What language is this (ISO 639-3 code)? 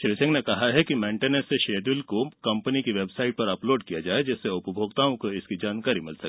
hin